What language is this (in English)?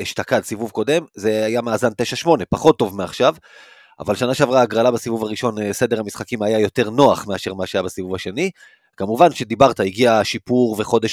Hebrew